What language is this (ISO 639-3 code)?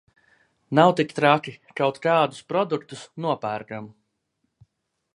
lav